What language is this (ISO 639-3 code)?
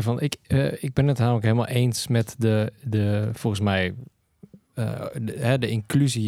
nld